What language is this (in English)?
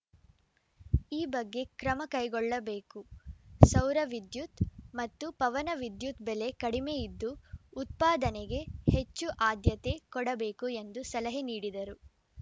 Kannada